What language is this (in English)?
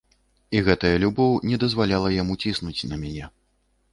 Belarusian